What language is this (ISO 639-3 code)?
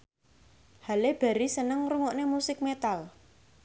jav